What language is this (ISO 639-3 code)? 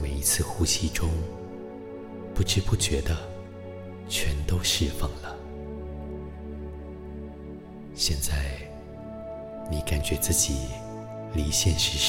zho